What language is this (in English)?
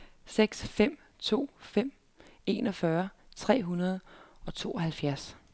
Danish